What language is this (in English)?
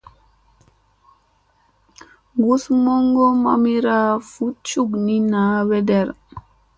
Musey